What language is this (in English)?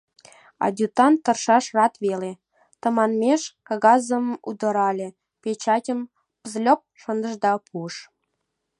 Mari